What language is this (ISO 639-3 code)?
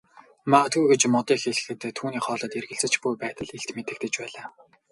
mon